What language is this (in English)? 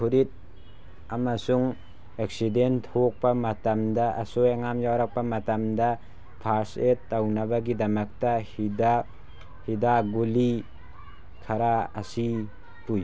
Manipuri